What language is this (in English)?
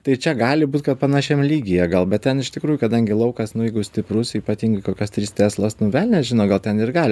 Lithuanian